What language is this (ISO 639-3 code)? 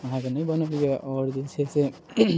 mai